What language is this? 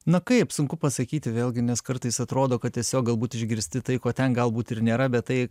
Lithuanian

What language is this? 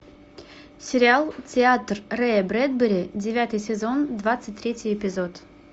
Russian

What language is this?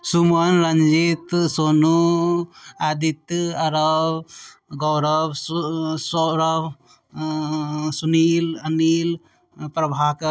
Maithili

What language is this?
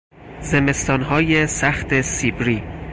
Persian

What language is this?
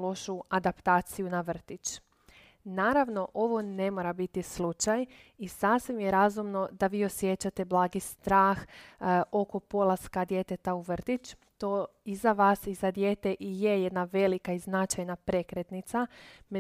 Croatian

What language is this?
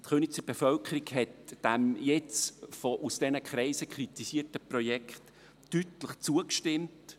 Swiss German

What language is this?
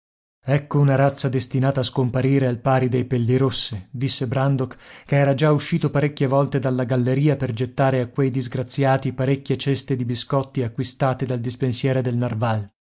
Italian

